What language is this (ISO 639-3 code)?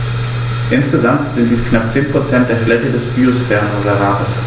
deu